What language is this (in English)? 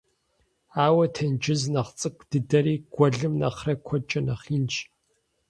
Kabardian